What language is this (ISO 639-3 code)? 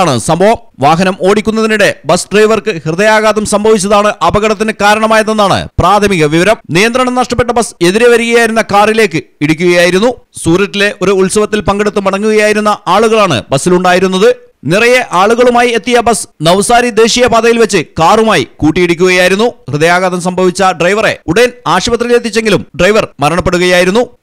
tur